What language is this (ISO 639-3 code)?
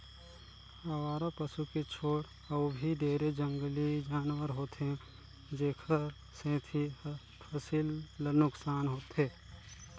hne